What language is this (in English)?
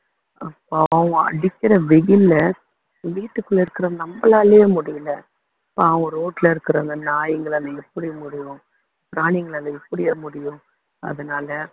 Tamil